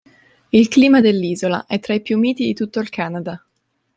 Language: Italian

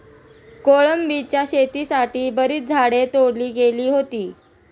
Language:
Marathi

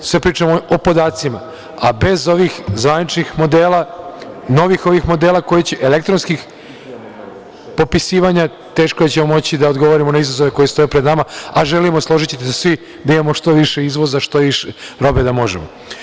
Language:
Serbian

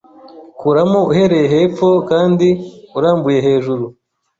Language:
Kinyarwanda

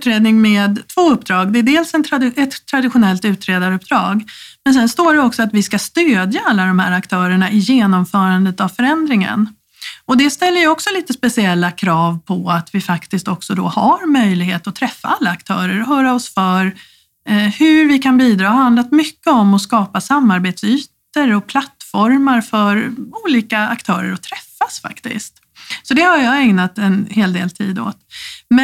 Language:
Swedish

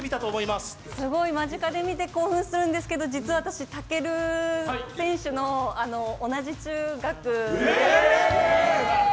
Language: Japanese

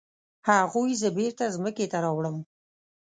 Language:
Pashto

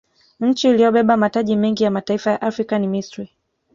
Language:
Swahili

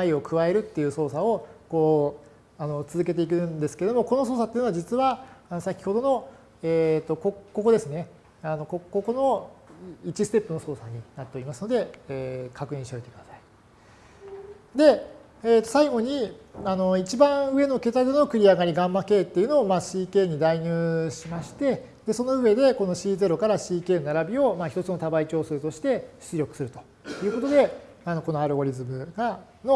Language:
Japanese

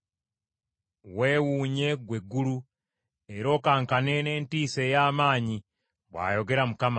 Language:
Ganda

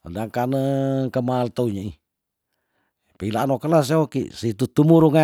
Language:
Tondano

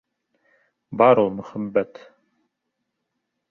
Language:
Bashkir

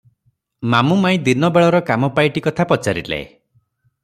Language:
Odia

